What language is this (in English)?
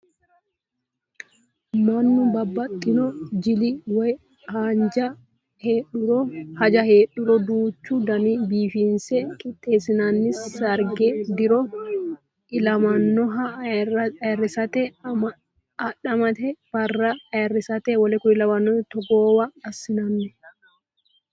Sidamo